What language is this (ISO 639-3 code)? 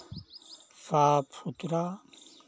hin